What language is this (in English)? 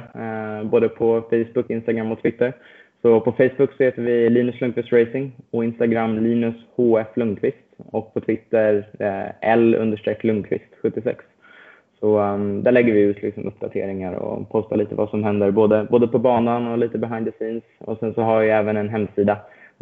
Swedish